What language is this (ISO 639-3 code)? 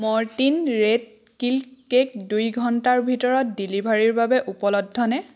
asm